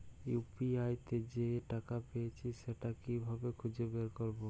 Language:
Bangla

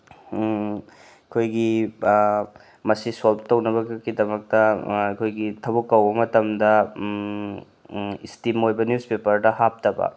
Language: Manipuri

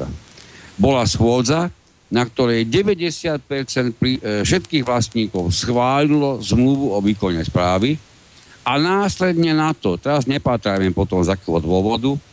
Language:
Slovak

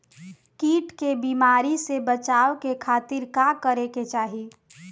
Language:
Bhojpuri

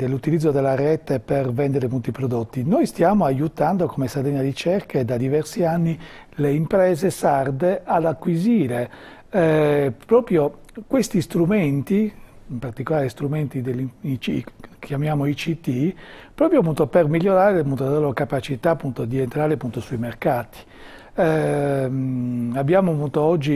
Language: Italian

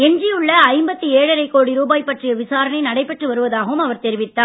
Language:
Tamil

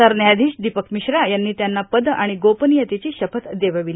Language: Marathi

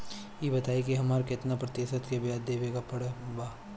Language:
Bhojpuri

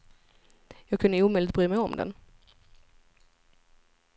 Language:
Swedish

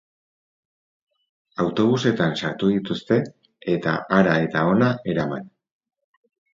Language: Basque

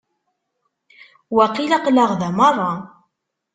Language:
Kabyle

